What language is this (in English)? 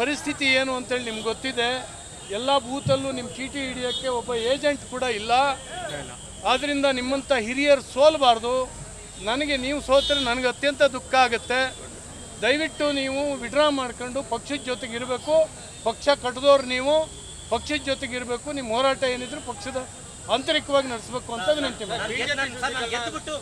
Kannada